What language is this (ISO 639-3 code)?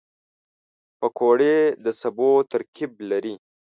pus